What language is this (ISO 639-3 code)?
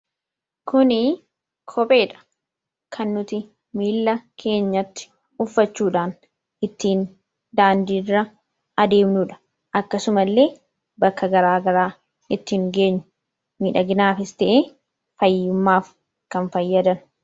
orm